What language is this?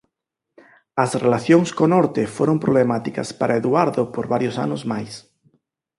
Galician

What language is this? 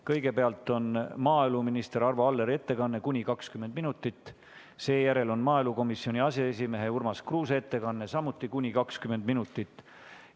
Estonian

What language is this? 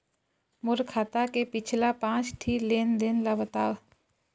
Chhattisgarhi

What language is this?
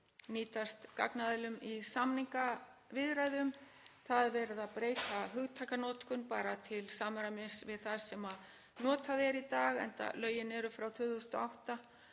Icelandic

